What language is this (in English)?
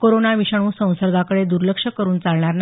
Marathi